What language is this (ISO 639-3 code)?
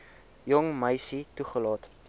afr